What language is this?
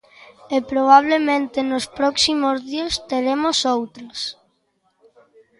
Galician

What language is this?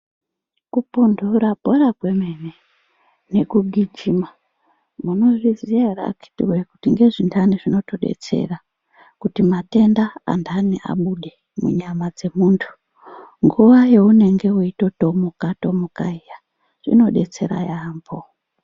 Ndau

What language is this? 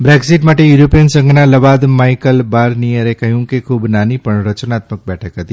Gujarati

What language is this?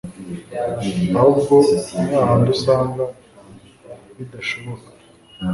Kinyarwanda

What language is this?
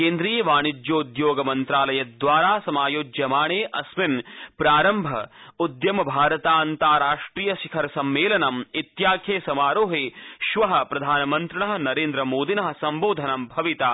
Sanskrit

